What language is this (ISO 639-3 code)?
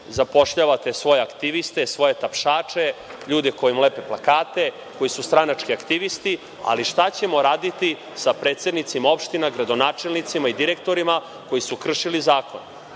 srp